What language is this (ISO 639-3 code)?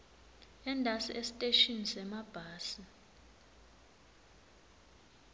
ssw